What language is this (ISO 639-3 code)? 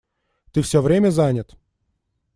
rus